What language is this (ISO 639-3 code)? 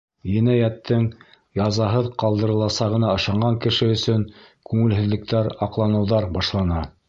bak